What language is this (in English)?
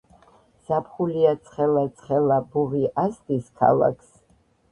Georgian